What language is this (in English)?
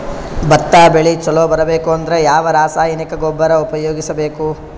Kannada